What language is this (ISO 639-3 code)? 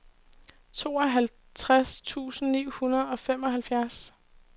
dan